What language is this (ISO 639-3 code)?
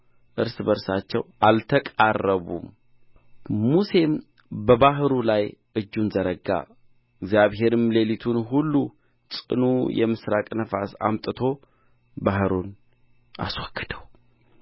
amh